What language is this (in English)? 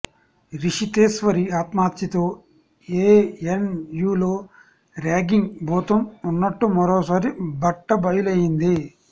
Telugu